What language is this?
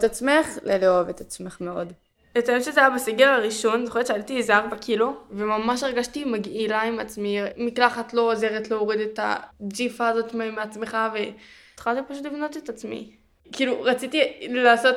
Hebrew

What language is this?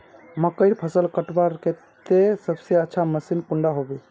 Magahi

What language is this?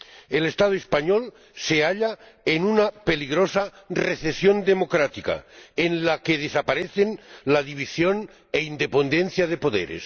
Spanish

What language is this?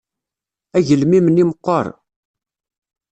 Kabyle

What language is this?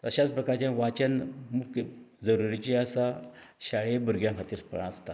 Konkani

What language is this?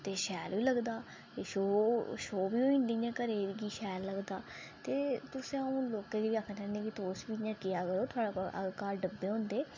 Dogri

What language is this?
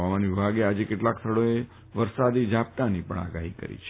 Gujarati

